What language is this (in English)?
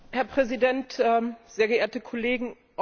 German